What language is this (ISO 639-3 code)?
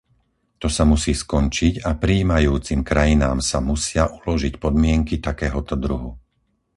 slk